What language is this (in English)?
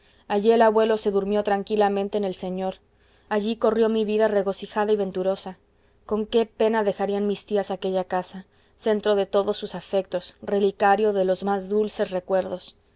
Spanish